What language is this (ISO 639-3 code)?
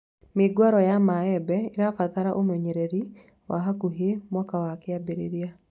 kik